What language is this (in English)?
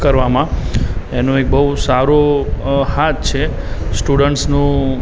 Gujarati